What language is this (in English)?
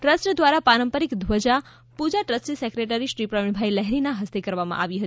Gujarati